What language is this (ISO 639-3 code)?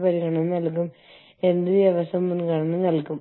mal